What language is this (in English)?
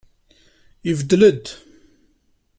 Kabyle